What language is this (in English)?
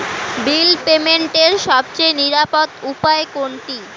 Bangla